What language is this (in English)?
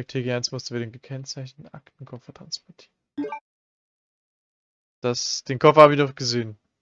German